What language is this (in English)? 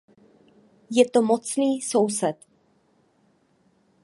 Czech